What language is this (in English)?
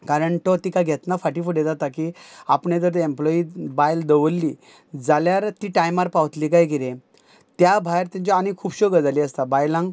Konkani